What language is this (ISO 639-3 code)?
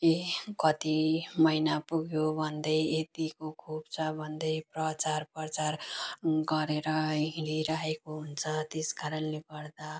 nep